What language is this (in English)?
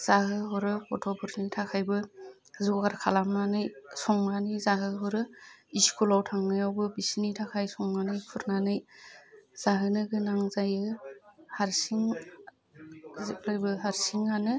Bodo